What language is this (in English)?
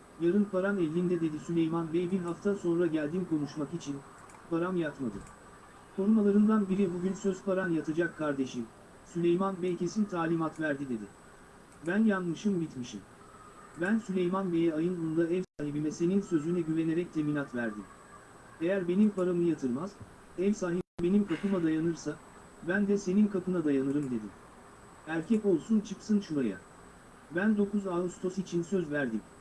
Turkish